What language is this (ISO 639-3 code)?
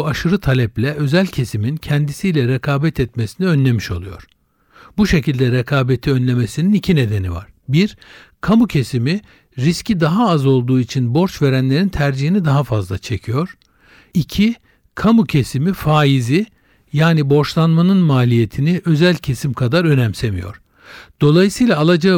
tur